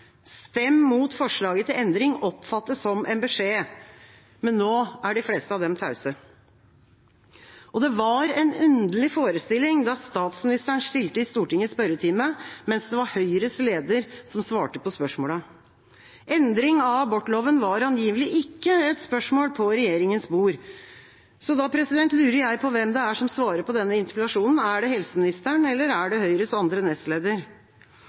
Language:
Norwegian Bokmål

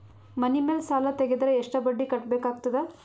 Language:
Kannada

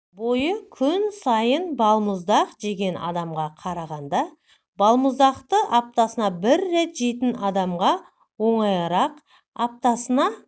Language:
Kazakh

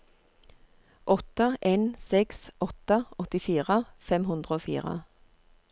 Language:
Norwegian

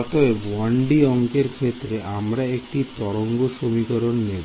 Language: Bangla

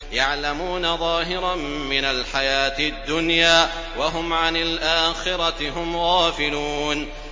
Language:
Arabic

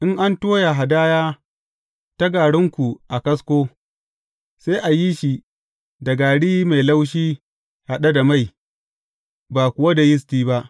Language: Hausa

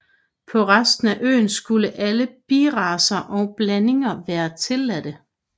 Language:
Danish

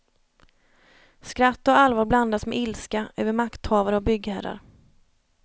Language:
Swedish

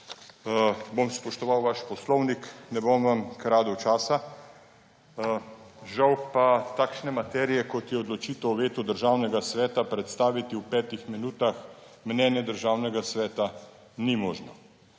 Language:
Slovenian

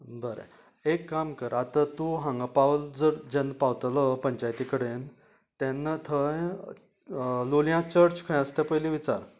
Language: Konkani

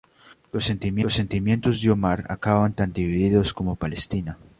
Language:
Spanish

